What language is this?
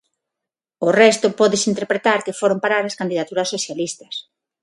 Galician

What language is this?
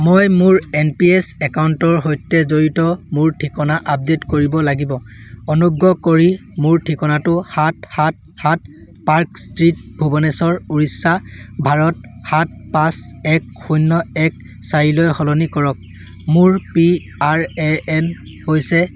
Assamese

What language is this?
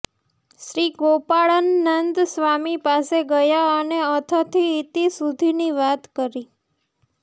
Gujarati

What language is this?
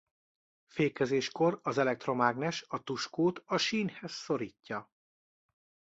Hungarian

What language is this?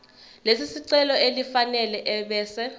Zulu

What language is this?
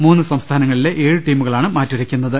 Malayalam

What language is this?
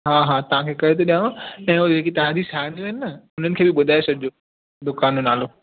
Sindhi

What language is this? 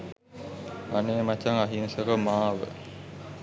Sinhala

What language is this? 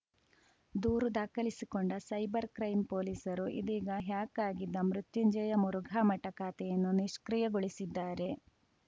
Kannada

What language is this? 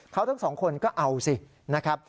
Thai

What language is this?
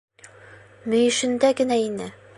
Bashkir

